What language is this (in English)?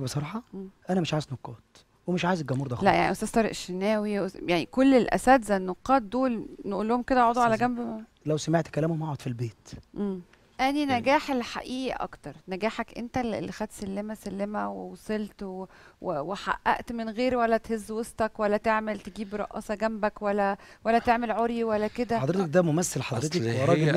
Arabic